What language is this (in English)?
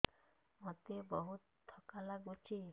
Odia